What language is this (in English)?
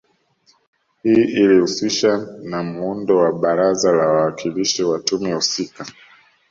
Swahili